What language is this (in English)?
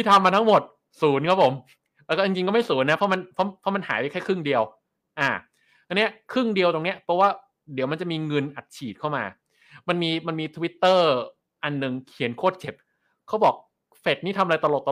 Thai